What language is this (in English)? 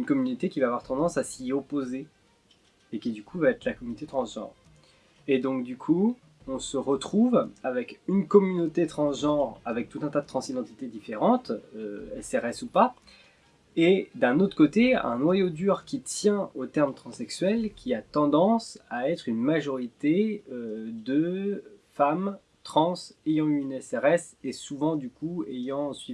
French